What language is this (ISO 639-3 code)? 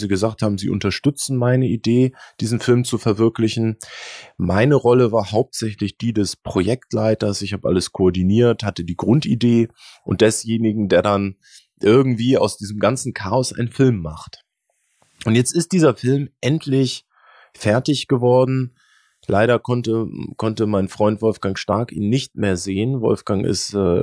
deu